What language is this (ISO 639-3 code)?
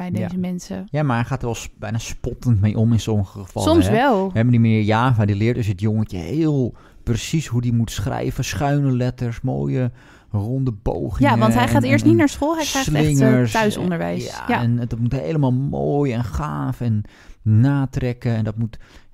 nld